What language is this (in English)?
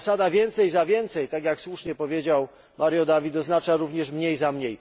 Polish